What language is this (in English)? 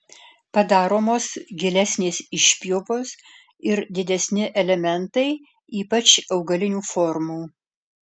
Lithuanian